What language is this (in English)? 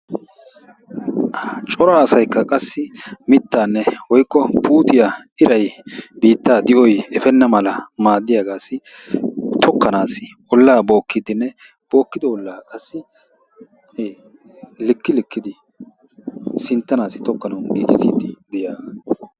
Wolaytta